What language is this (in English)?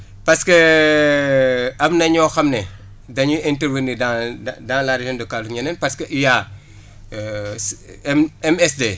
Wolof